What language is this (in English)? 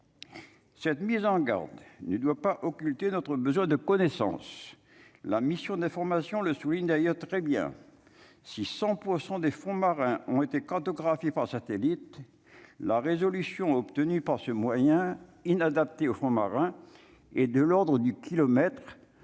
French